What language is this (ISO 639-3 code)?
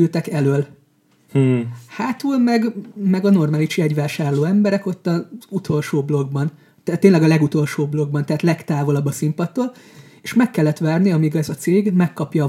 hun